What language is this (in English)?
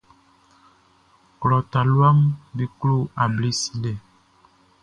Baoulé